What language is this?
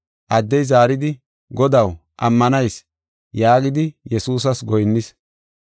Gofa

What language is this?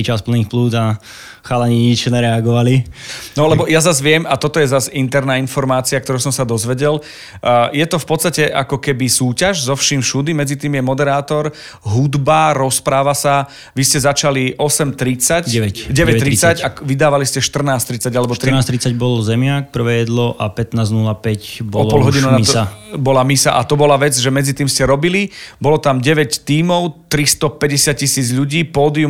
Slovak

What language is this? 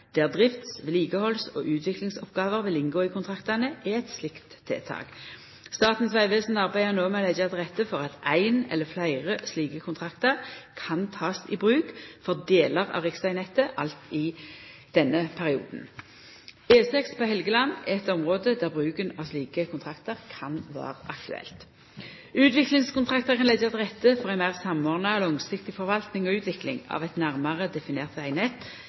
Norwegian Nynorsk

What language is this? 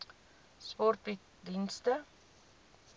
Afrikaans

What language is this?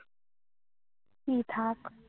Bangla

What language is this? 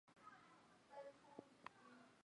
Chinese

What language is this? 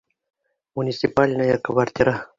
Bashkir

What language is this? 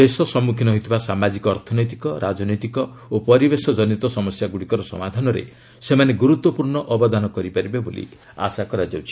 Odia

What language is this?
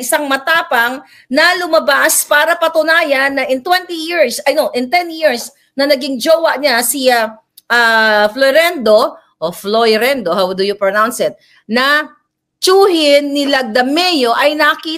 Filipino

